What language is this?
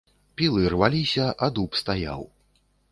Belarusian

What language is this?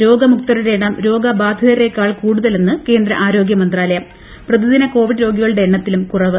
Malayalam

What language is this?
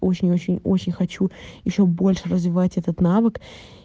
Russian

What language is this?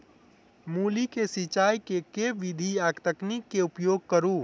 Maithili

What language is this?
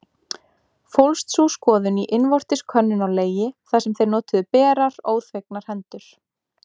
Icelandic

